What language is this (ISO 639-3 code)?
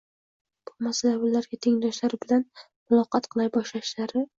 uzb